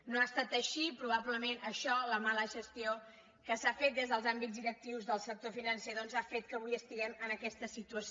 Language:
Catalan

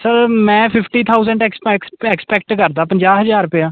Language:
Punjabi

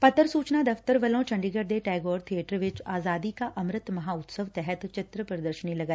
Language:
Punjabi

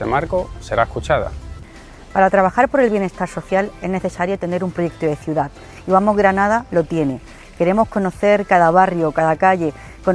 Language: Spanish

